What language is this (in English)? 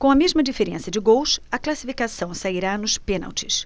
Portuguese